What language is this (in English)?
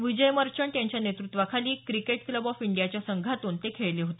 Marathi